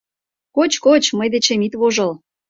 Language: Mari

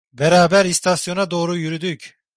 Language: Turkish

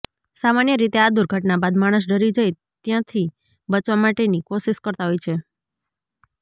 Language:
Gujarati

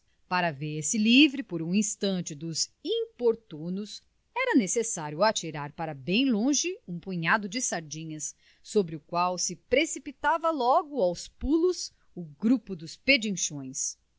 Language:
Portuguese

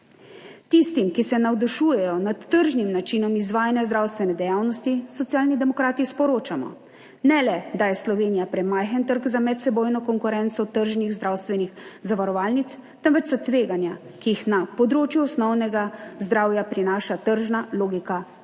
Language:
Slovenian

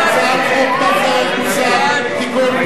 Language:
Hebrew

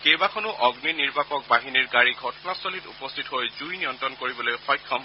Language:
Assamese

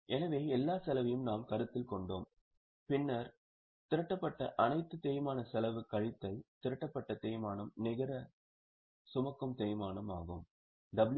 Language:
Tamil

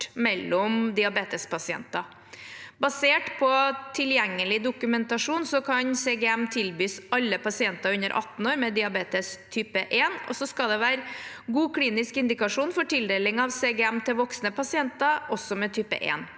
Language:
Norwegian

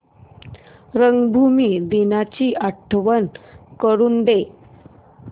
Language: Marathi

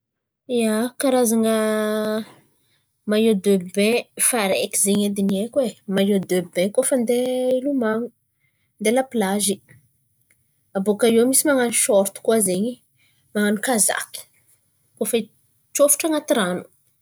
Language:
Antankarana Malagasy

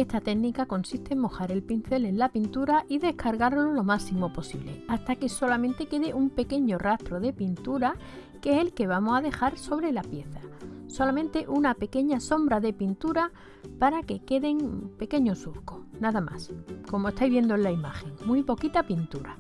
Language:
Spanish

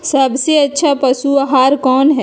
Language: Magahi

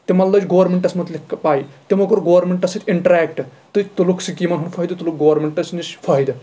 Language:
Kashmiri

